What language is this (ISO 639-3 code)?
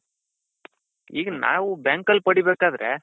kan